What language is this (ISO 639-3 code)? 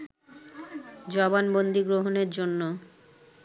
ben